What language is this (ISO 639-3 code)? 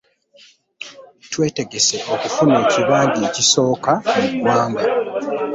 lug